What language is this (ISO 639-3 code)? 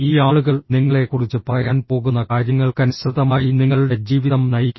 mal